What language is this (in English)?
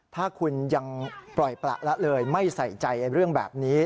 Thai